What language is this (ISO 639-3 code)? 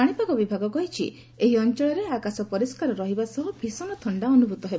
ori